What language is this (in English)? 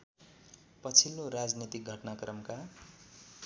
Nepali